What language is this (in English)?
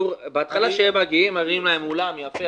Hebrew